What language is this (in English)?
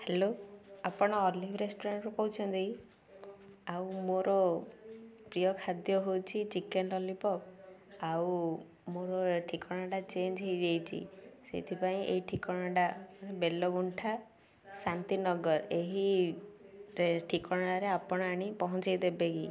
Odia